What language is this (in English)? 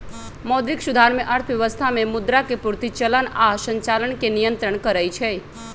Magahi